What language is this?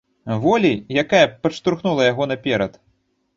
Belarusian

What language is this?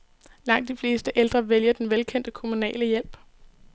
Danish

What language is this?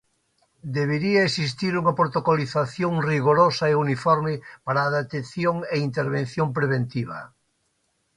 Galician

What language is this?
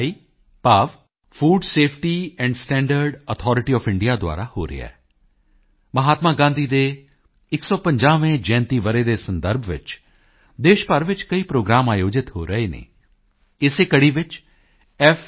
Punjabi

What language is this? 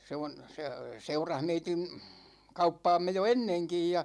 Finnish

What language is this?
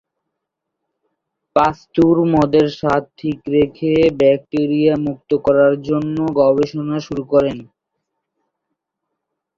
Bangla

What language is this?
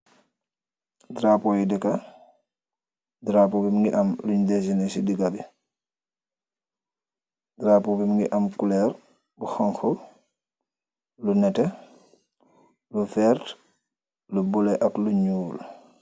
Wolof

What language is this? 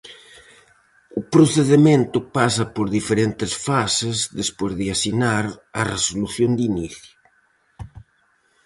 Galician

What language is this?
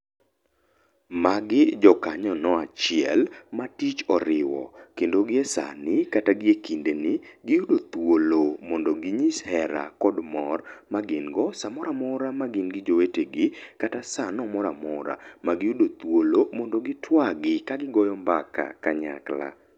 Luo (Kenya and Tanzania)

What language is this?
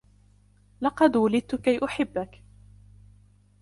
Arabic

